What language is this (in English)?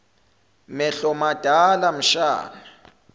Zulu